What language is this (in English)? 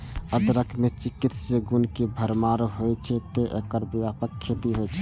Maithili